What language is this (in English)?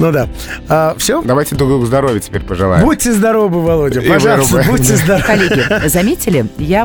Russian